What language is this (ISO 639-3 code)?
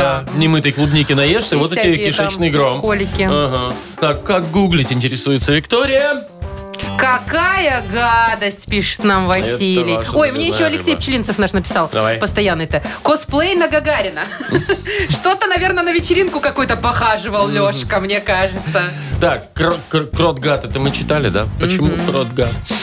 rus